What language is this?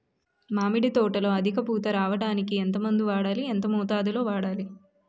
Telugu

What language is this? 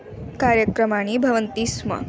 Sanskrit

